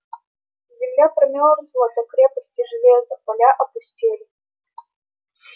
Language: Russian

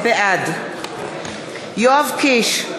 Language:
Hebrew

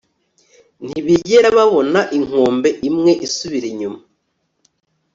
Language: Kinyarwanda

